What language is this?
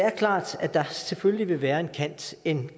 Danish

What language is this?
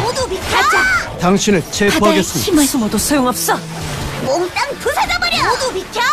Korean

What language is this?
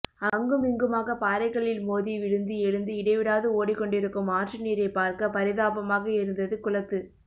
Tamil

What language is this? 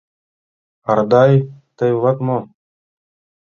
Mari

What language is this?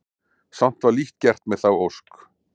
Icelandic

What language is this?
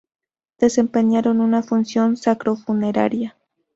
Spanish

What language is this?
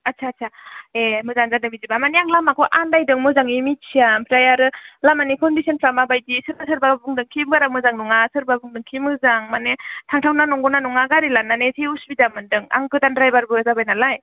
Bodo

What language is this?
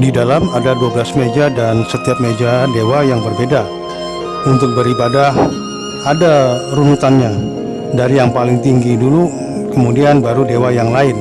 Indonesian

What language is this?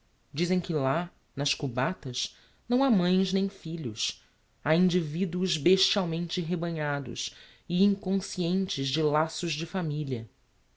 Portuguese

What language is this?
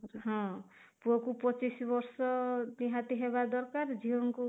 Odia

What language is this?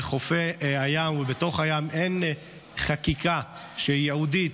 Hebrew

